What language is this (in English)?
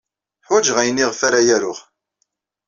Kabyle